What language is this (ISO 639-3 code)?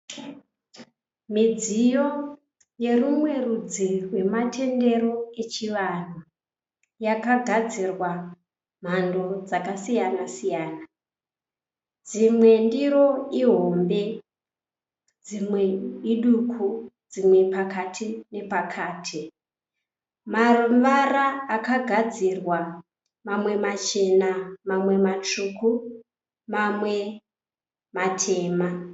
sna